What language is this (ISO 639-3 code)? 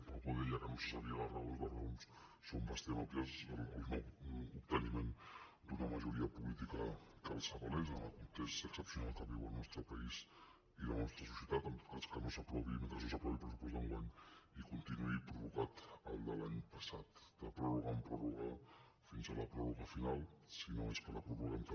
cat